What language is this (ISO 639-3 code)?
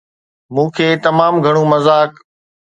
snd